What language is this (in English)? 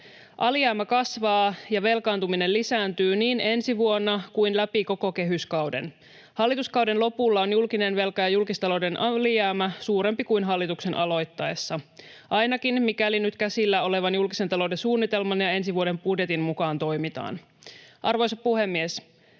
Finnish